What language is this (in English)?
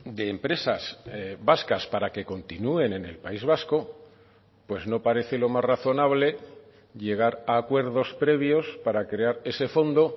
Spanish